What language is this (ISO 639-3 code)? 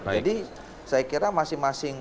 ind